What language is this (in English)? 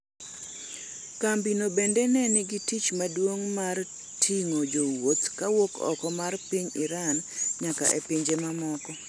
Luo (Kenya and Tanzania)